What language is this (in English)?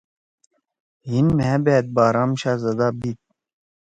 Torwali